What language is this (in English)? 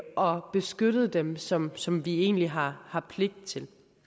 Danish